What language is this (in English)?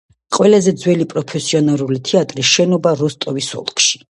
Georgian